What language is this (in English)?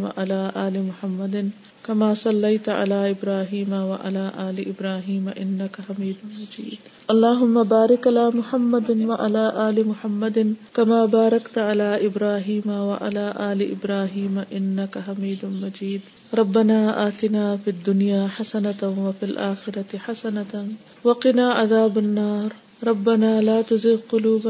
Urdu